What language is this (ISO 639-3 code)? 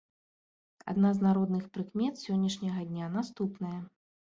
bel